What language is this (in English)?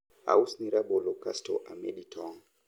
Luo (Kenya and Tanzania)